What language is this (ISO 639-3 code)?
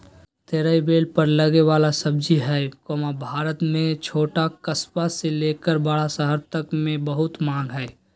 mag